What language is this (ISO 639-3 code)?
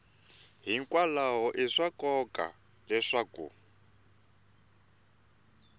tso